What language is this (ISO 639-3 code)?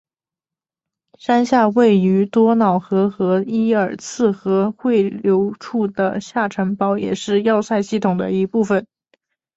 zho